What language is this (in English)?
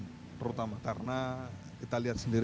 Indonesian